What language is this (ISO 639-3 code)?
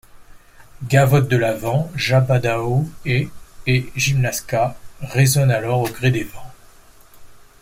fra